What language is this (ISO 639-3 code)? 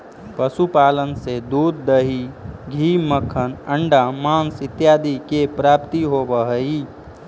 mag